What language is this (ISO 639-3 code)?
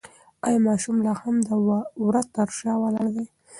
pus